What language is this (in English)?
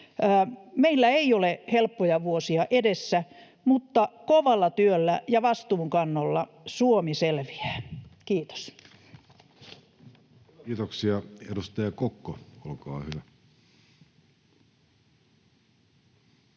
Finnish